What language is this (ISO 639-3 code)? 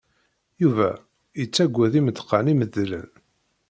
kab